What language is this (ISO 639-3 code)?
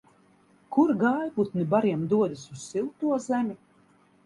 lav